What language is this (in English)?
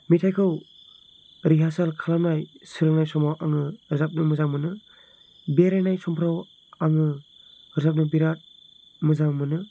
Bodo